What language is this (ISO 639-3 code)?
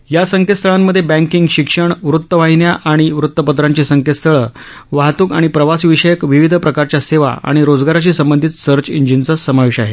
mar